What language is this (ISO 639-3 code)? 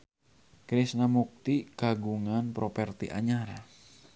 sun